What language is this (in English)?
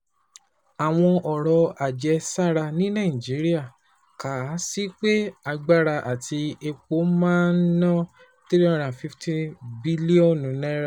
Yoruba